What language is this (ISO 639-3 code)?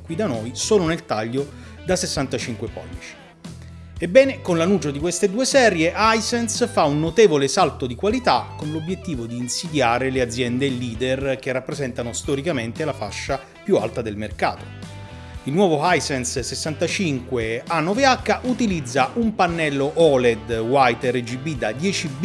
ita